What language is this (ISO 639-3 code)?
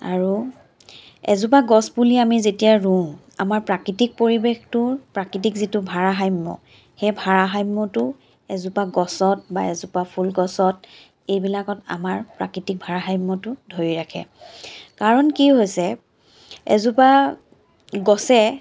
asm